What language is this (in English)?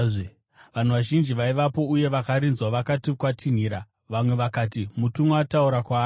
Shona